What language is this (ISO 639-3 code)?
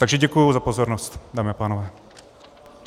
ces